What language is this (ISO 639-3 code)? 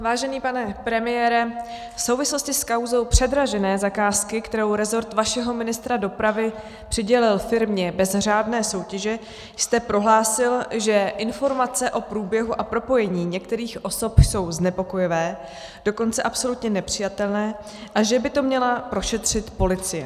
ces